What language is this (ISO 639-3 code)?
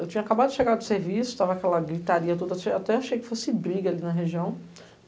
por